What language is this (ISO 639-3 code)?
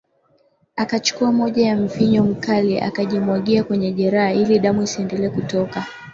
swa